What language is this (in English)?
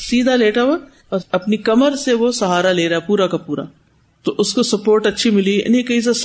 Urdu